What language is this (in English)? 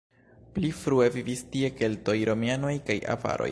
Esperanto